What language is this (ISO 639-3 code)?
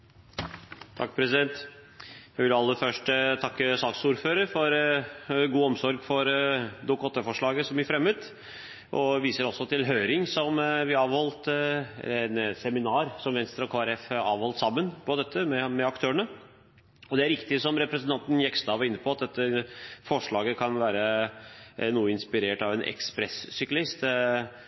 nob